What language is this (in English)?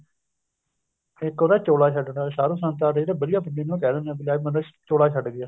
Punjabi